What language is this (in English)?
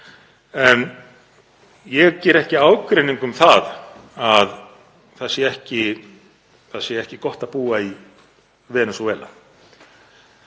Icelandic